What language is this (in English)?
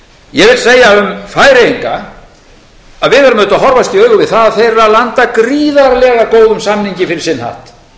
Icelandic